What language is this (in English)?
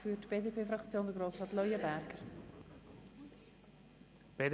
Swiss German